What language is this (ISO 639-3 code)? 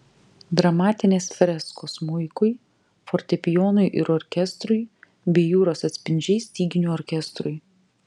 lit